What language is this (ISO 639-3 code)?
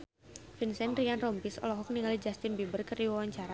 sun